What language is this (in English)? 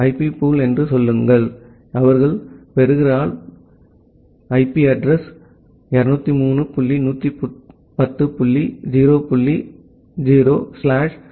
Tamil